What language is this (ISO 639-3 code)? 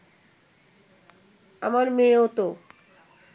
ben